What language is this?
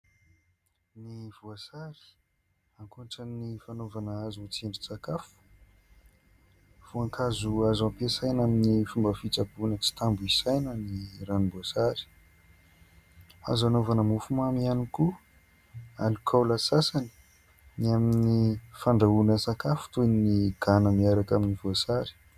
Malagasy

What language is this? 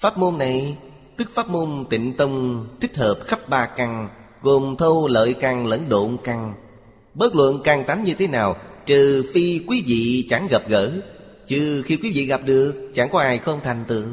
Vietnamese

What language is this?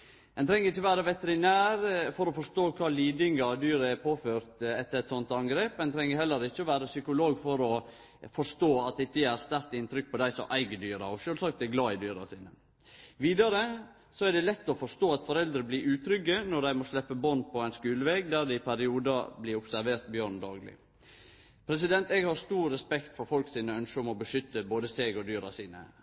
Norwegian Nynorsk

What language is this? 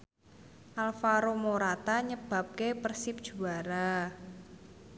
Javanese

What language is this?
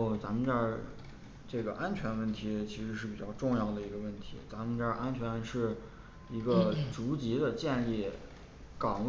Chinese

